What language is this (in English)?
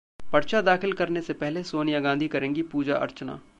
Hindi